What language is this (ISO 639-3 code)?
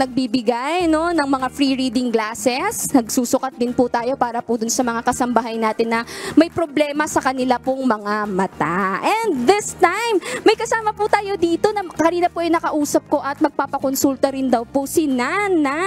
fil